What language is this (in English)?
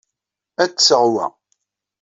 Kabyle